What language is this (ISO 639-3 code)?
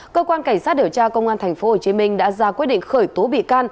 vie